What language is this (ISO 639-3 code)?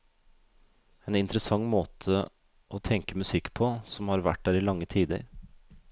nor